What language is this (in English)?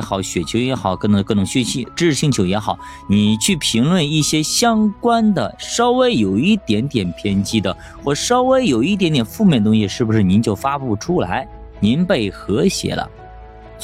Chinese